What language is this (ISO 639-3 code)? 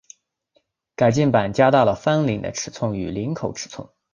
zho